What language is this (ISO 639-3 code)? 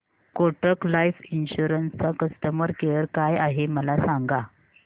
mar